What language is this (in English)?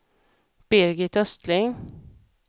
Swedish